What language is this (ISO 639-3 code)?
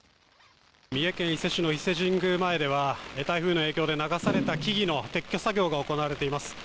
jpn